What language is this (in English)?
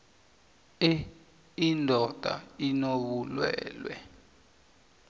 South Ndebele